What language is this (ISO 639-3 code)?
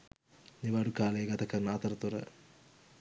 sin